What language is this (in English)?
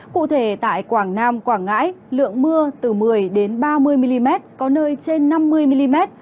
Vietnamese